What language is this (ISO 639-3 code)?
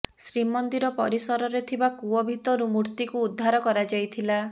ori